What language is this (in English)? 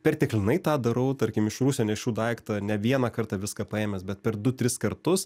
Lithuanian